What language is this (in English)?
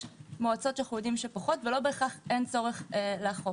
Hebrew